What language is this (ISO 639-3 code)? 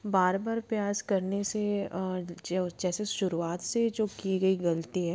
hin